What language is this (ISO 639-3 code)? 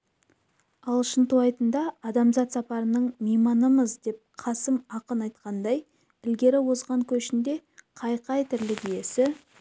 kaz